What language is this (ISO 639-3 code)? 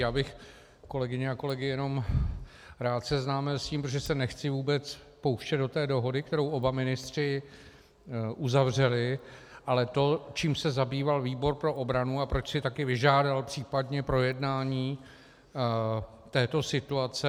ces